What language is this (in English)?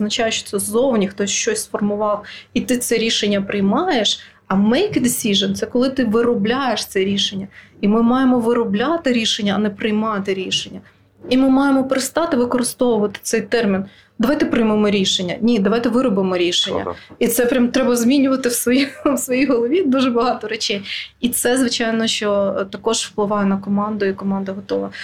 Ukrainian